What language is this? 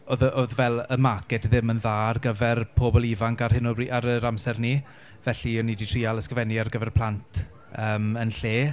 Welsh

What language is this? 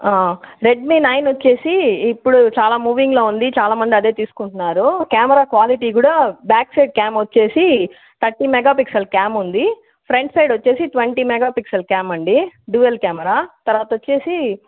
Telugu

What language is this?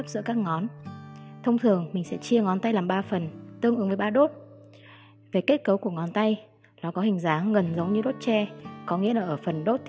Vietnamese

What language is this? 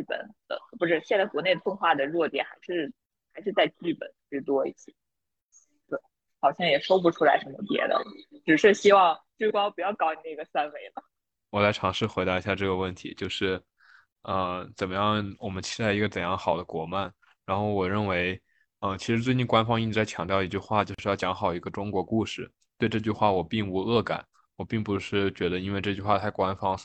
Chinese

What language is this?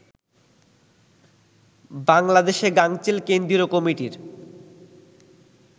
Bangla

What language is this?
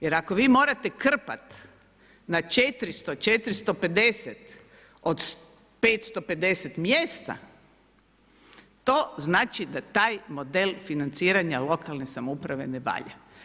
Croatian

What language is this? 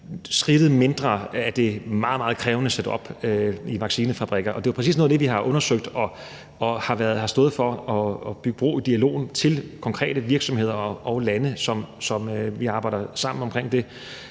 Danish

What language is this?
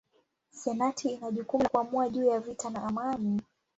Swahili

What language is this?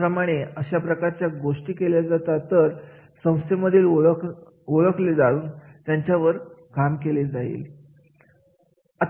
Marathi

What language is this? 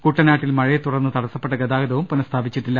Malayalam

